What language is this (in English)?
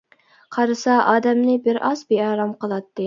Uyghur